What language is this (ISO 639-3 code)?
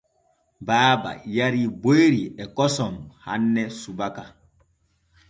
fue